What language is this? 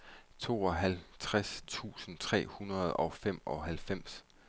Danish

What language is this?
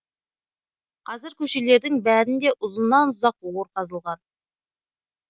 Kazakh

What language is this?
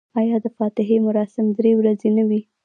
Pashto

